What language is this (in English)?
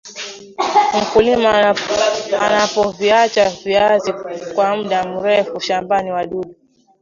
Swahili